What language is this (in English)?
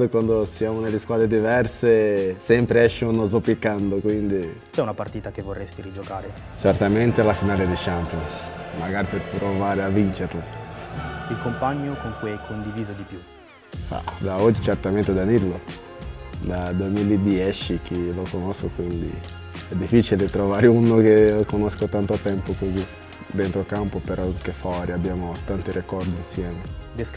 Italian